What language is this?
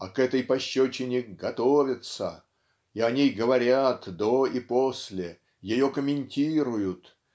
Russian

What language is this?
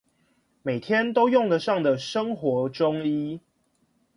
Chinese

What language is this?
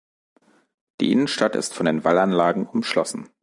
German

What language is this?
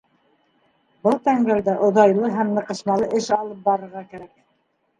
Bashkir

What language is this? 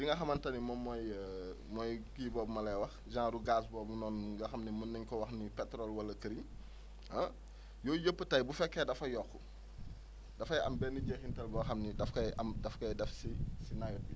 Wolof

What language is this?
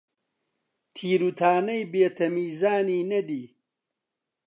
Central Kurdish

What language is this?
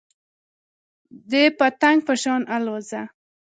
Pashto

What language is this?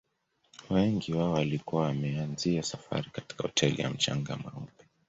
Swahili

